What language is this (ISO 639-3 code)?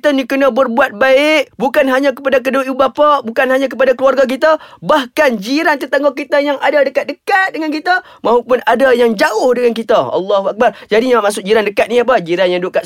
msa